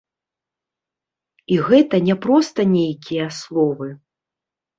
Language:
Belarusian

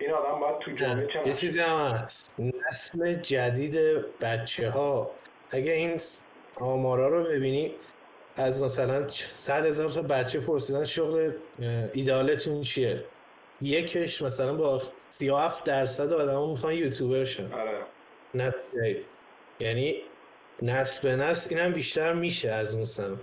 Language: Persian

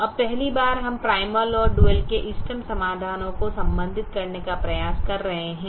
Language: Hindi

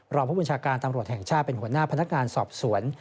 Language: Thai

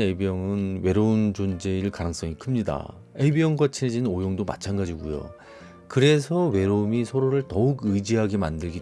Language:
Korean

